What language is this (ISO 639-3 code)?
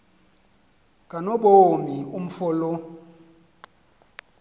xho